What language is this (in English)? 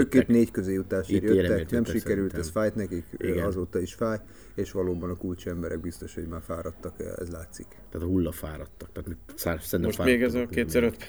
Hungarian